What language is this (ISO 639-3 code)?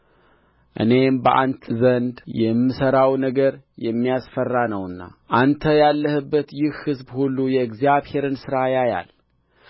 amh